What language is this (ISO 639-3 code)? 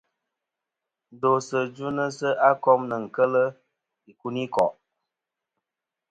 bkm